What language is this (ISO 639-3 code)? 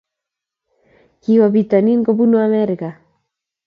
kln